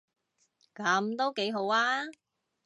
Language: Cantonese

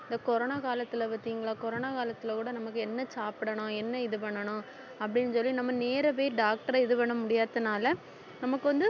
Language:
Tamil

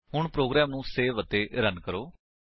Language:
Punjabi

